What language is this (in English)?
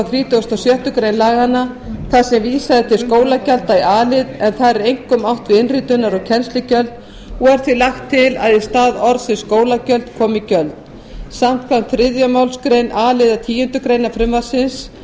Icelandic